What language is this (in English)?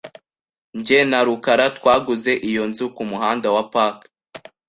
Kinyarwanda